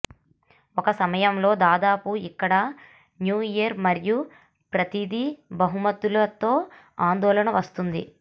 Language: Telugu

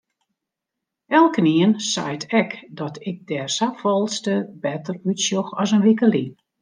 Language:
Western Frisian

